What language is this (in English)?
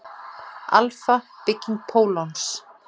Icelandic